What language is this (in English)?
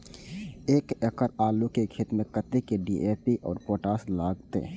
Maithili